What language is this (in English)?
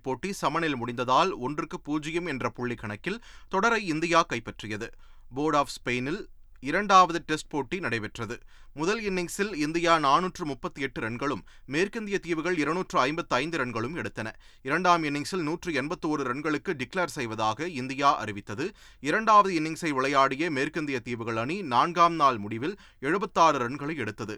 Tamil